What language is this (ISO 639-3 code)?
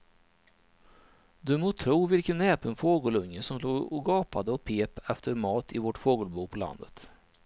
swe